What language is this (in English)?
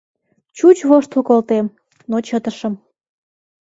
Mari